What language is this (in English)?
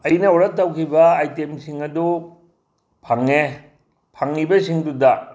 Manipuri